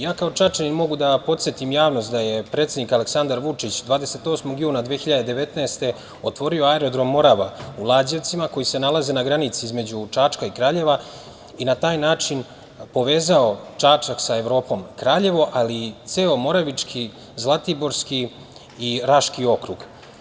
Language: Serbian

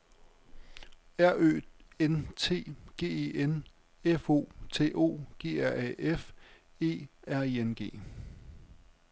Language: Danish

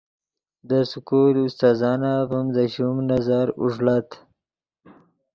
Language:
Yidgha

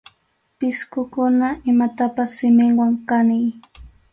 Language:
Arequipa-La Unión Quechua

